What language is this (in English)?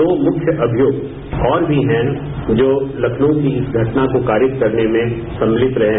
Hindi